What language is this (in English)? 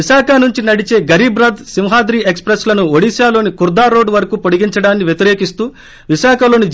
Telugu